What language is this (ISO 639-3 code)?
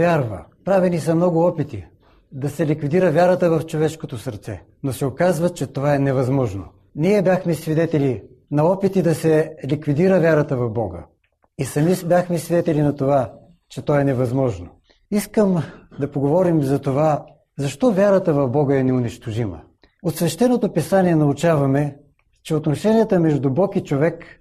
bul